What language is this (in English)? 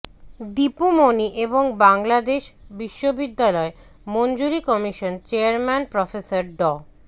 Bangla